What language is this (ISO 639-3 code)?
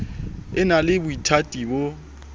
sot